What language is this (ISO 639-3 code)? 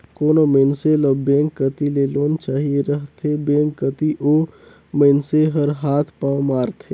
hne